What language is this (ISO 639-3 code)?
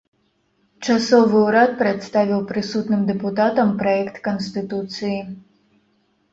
bel